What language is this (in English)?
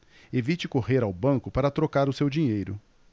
Portuguese